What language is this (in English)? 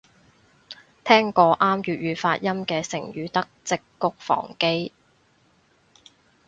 Cantonese